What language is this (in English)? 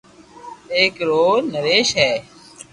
Loarki